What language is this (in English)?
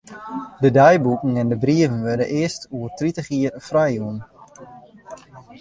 Western Frisian